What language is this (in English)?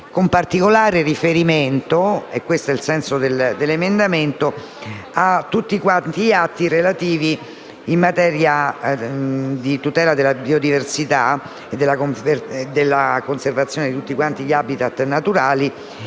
Italian